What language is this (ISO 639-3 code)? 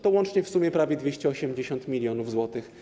pol